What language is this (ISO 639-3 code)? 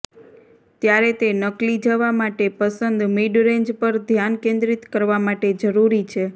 guj